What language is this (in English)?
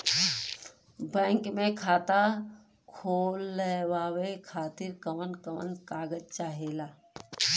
Bhojpuri